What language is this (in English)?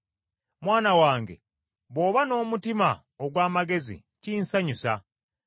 Ganda